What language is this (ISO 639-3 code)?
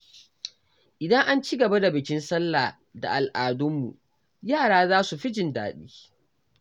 hau